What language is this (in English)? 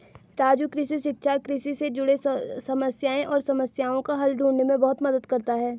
Hindi